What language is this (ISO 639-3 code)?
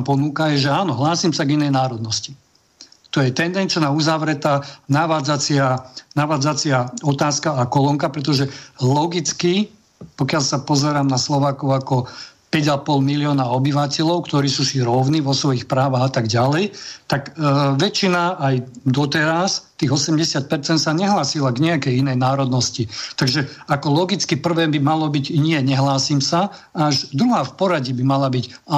slk